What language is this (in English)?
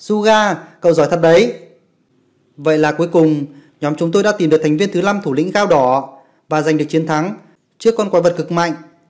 Vietnamese